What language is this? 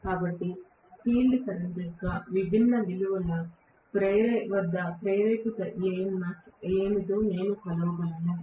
Telugu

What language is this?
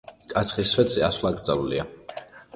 Georgian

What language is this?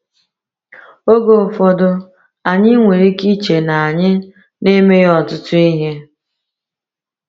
Igbo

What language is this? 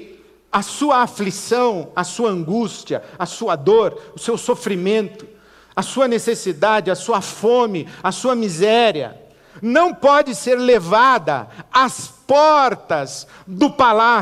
Portuguese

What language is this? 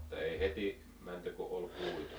Finnish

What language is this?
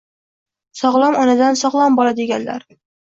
Uzbek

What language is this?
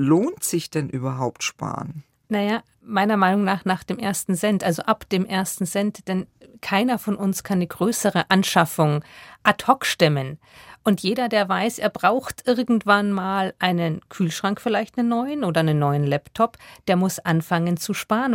German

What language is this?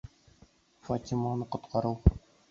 Bashkir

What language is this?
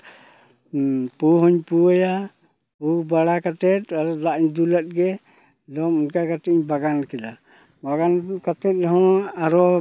Santali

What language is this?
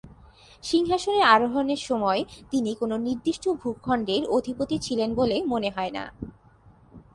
Bangla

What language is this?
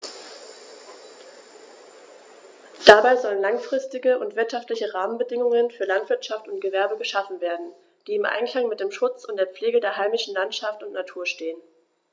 German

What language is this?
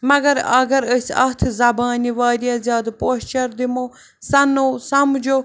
Kashmiri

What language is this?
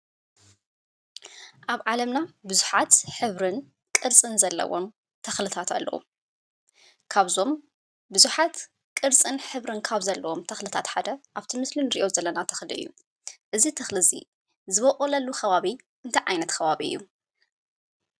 Tigrinya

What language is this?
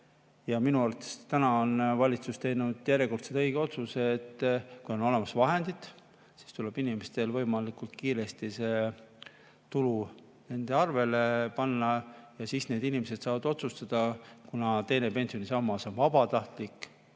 Estonian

